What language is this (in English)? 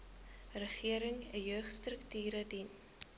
Afrikaans